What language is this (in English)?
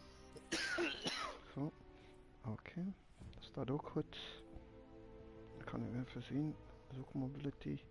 Dutch